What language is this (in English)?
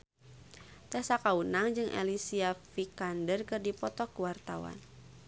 Sundanese